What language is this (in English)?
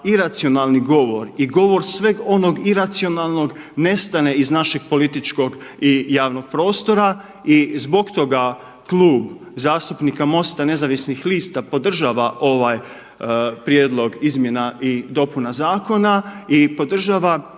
Croatian